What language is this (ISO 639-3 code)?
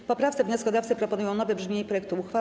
pol